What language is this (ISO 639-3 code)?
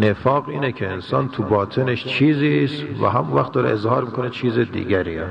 fas